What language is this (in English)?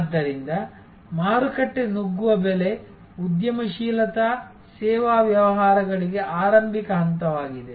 Kannada